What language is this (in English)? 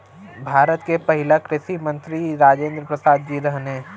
Bhojpuri